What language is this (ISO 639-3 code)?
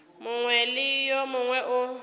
nso